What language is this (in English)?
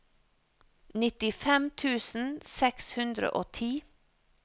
Norwegian